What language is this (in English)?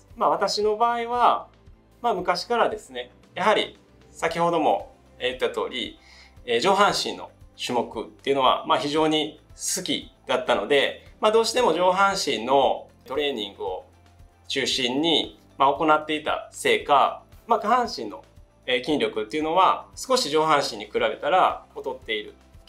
Japanese